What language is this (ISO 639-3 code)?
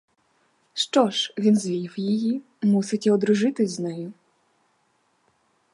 ukr